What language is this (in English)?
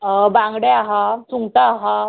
Konkani